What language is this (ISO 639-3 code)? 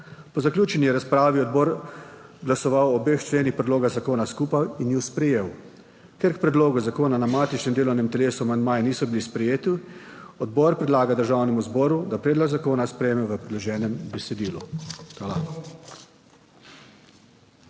slv